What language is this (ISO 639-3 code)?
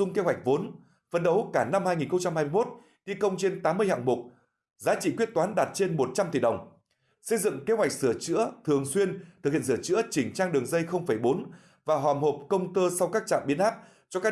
vie